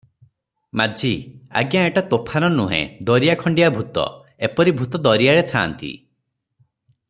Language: Odia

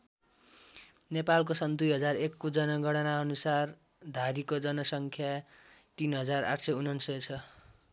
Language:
Nepali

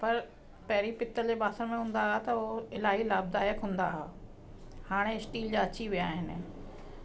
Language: Sindhi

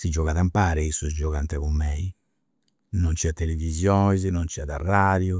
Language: Campidanese Sardinian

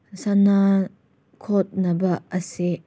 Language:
Manipuri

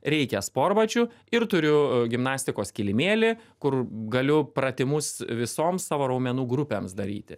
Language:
Lithuanian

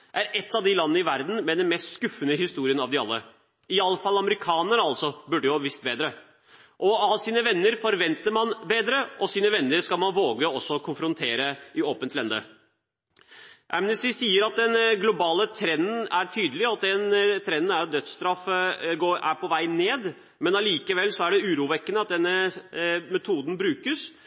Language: Norwegian Bokmål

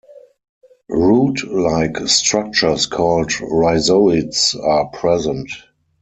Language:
English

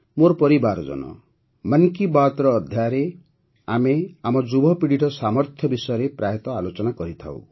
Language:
Odia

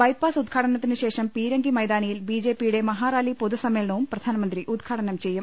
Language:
Malayalam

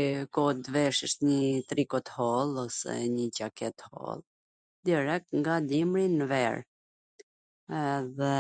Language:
Gheg Albanian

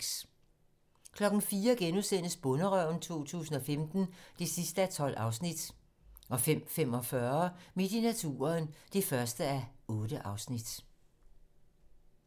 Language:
Danish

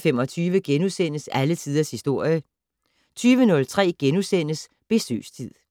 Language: Danish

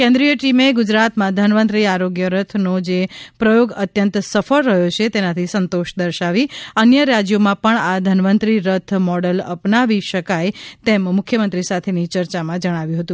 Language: Gujarati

